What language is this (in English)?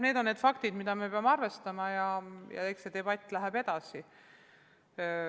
Estonian